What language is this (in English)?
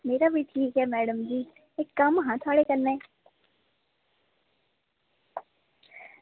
Dogri